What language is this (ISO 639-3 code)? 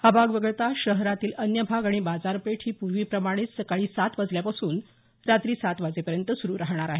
mar